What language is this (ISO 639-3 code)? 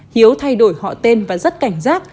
vie